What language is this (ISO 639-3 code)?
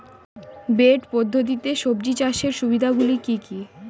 ben